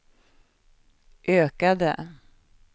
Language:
Swedish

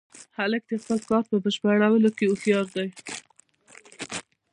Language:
Pashto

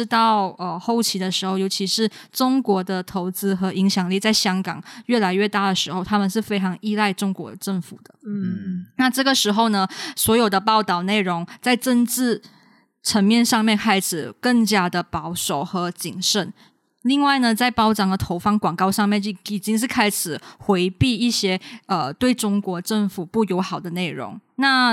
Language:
Chinese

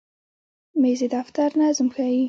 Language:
Pashto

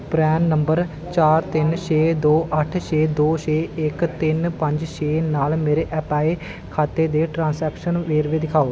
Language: Punjabi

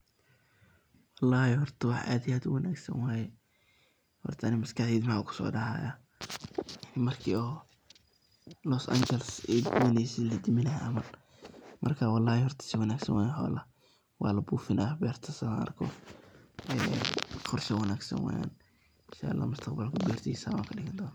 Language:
Somali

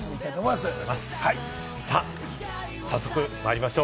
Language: Japanese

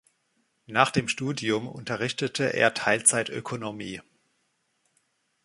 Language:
German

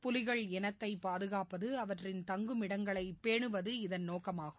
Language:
Tamil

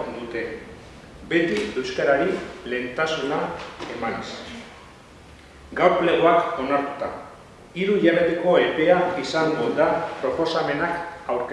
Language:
Italian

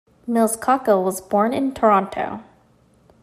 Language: English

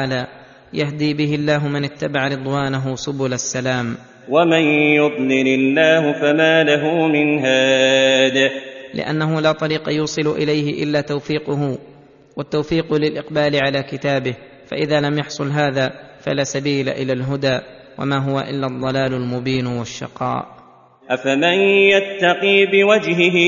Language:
Arabic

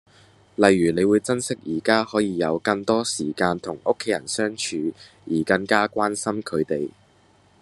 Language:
Cantonese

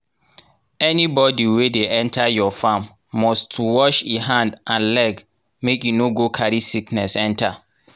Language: Nigerian Pidgin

